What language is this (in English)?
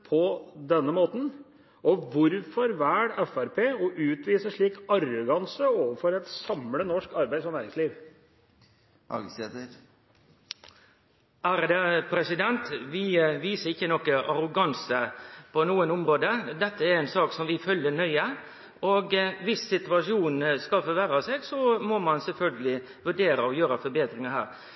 Norwegian